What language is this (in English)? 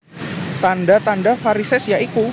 Javanese